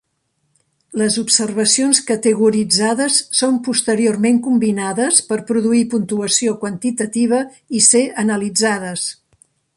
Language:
Catalan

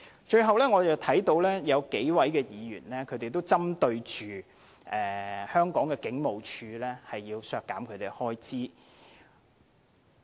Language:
Cantonese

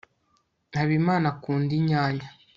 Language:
Kinyarwanda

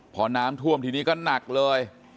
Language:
Thai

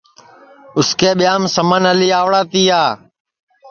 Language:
Sansi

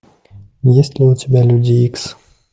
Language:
Russian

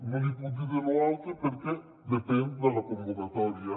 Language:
Catalan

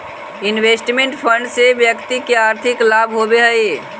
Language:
Magahi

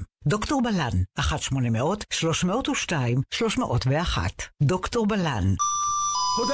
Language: Hebrew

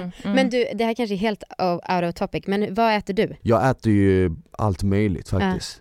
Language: Swedish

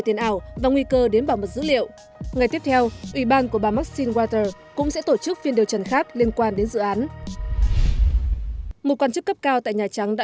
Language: Vietnamese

